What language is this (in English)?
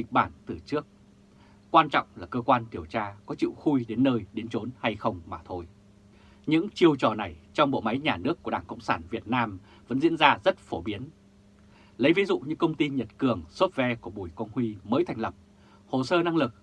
Vietnamese